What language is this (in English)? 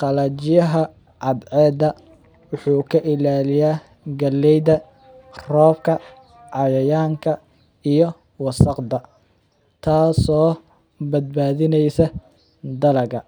Somali